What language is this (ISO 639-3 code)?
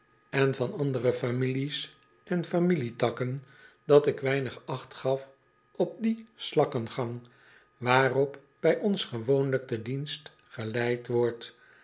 nld